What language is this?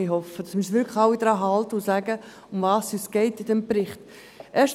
Swiss German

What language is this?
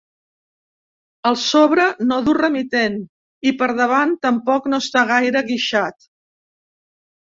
Catalan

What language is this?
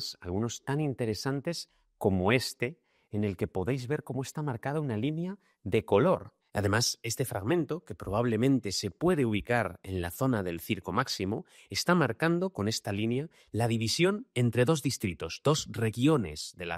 Spanish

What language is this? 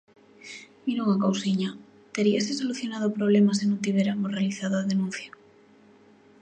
Galician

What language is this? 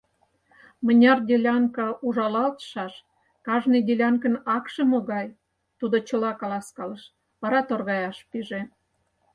Mari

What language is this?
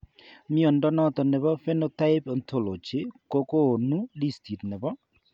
Kalenjin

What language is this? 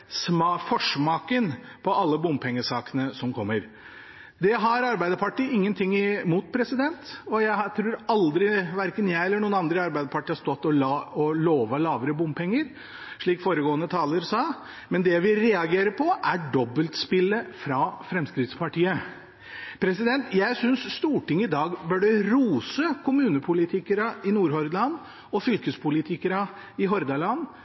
Norwegian Bokmål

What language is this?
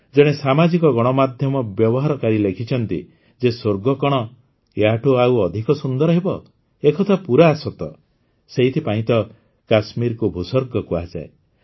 Odia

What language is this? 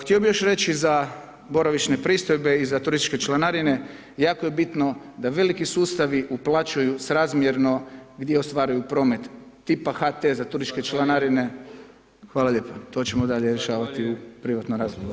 Croatian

